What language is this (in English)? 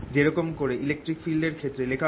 Bangla